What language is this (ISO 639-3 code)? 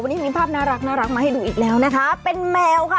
tha